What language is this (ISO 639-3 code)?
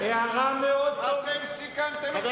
heb